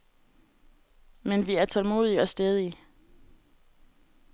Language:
Danish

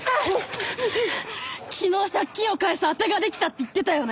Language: Japanese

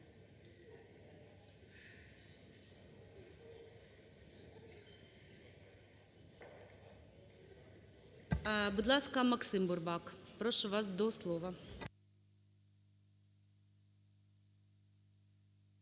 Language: Ukrainian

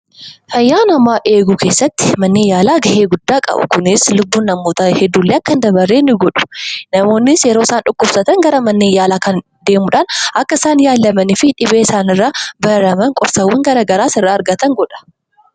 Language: Oromo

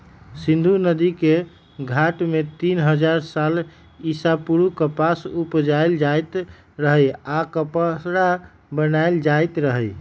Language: Magahi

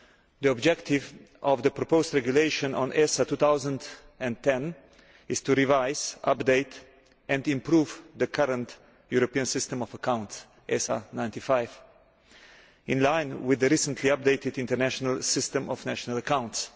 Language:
English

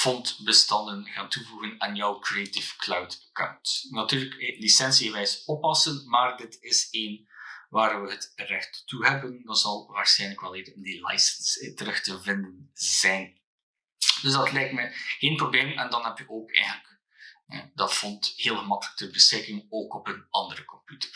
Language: Dutch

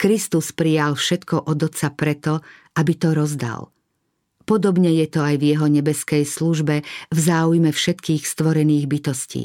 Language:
Slovak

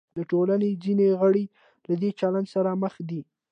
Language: Pashto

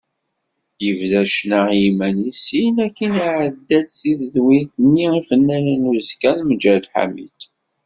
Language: Kabyle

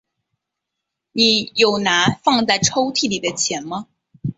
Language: Chinese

